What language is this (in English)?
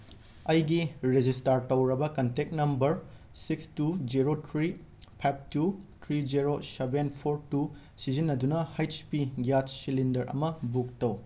Manipuri